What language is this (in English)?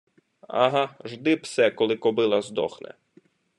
Ukrainian